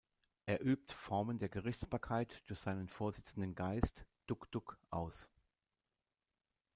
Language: German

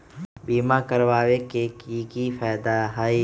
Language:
Magahi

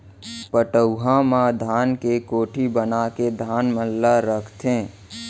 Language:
Chhattisgarhi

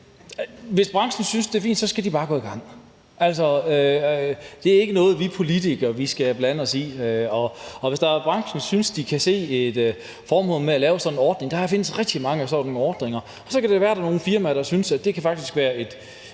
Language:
Danish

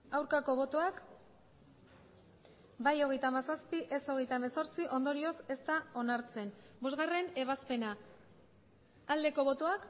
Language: Basque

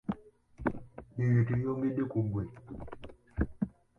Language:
Ganda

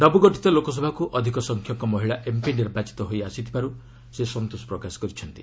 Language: Odia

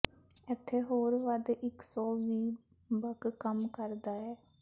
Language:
Punjabi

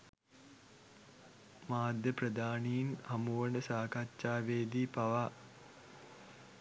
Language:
Sinhala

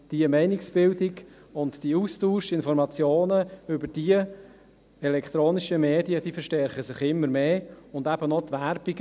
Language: Swiss German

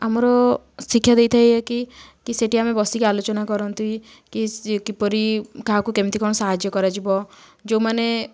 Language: Odia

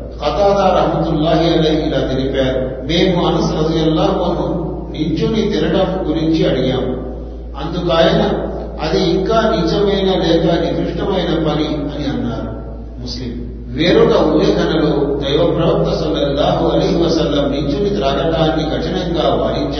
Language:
Telugu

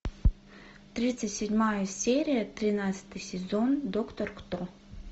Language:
Russian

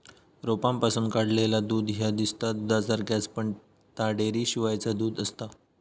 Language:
Marathi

